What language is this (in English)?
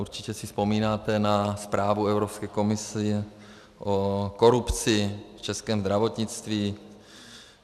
Czech